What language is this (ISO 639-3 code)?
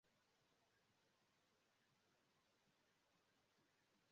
epo